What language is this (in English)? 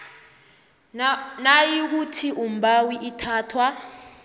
South Ndebele